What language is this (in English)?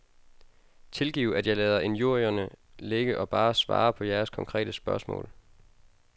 Danish